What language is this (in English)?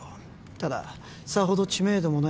Japanese